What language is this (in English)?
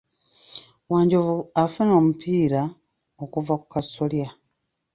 Ganda